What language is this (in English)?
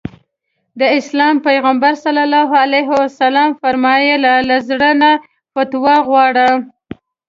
Pashto